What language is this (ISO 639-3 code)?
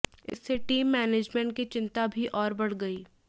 hin